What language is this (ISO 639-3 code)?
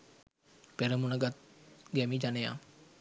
sin